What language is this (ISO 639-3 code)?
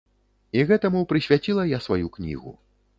bel